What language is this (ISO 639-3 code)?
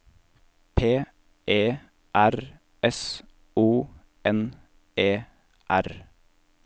nor